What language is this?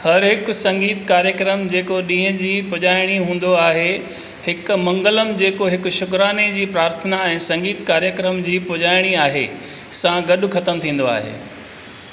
Sindhi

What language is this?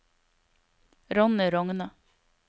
Norwegian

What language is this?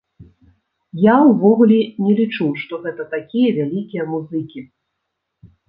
Belarusian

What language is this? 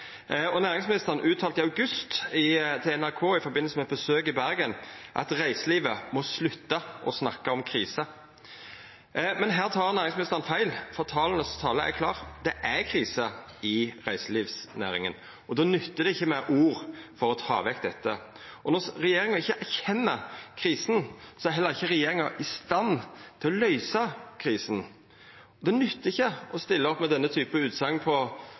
Norwegian Nynorsk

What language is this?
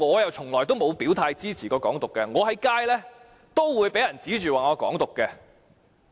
Cantonese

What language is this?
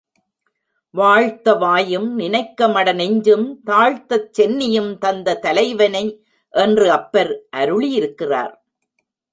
Tamil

